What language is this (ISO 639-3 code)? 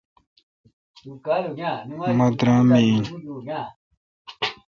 xka